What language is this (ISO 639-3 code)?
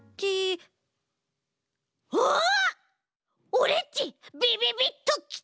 jpn